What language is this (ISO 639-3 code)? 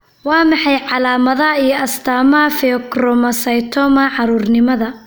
som